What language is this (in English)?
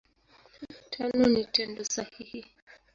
Swahili